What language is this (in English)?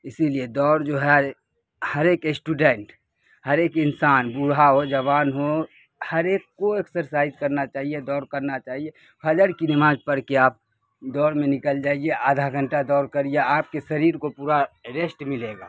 Urdu